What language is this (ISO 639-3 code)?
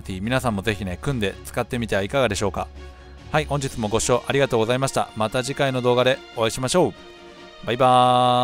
jpn